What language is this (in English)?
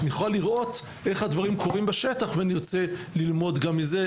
Hebrew